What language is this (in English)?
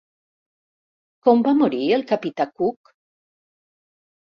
Catalan